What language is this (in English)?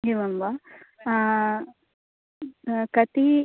Sanskrit